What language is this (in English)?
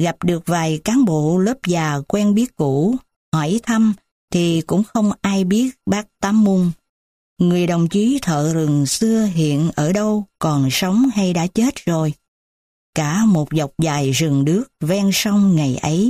Vietnamese